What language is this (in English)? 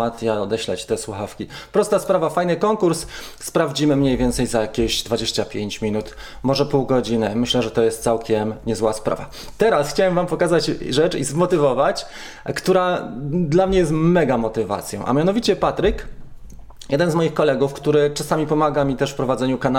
Polish